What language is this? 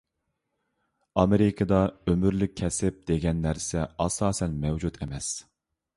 Uyghur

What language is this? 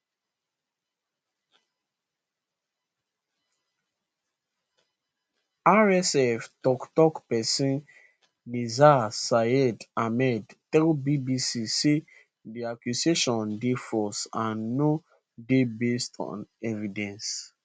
Nigerian Pidgin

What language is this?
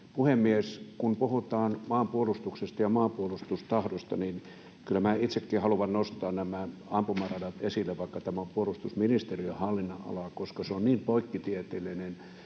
Finnish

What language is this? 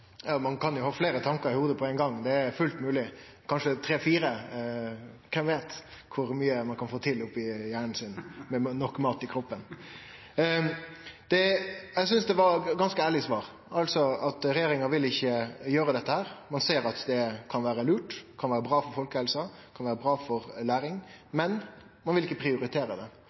Norwegian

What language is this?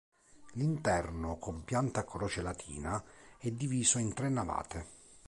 Italian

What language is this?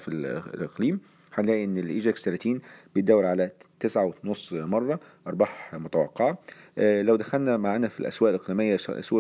Arabic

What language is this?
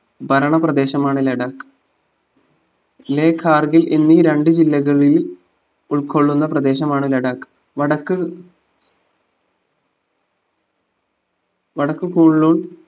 Malayalam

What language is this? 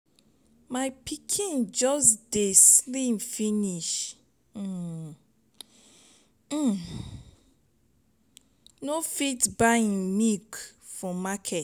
Nigerian Pidgin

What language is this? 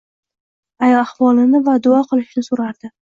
Uzbek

